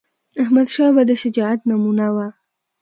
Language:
Pashto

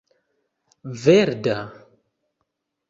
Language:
Esperanto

